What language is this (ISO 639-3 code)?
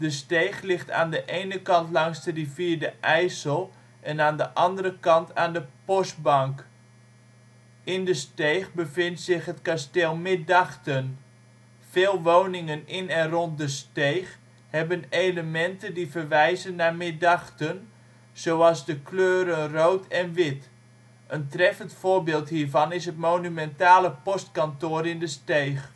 nld